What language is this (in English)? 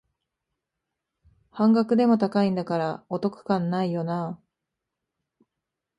Japanese